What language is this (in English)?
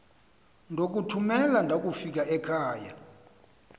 Xhosa